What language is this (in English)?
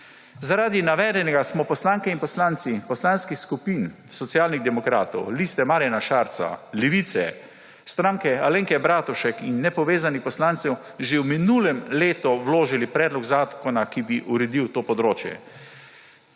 Slovenian